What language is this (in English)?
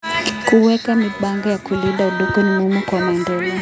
Kalenjin